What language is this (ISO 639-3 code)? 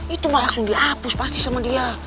ind